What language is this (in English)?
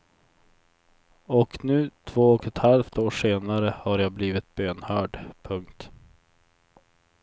Swedish